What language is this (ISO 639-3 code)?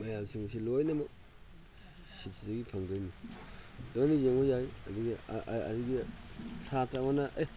mni